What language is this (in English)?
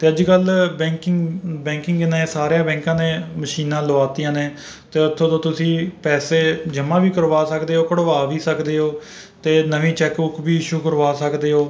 Punjabi